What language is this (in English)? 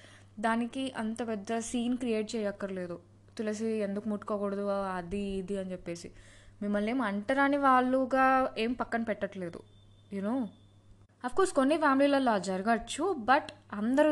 Telugu